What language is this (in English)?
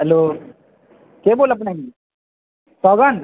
Maithili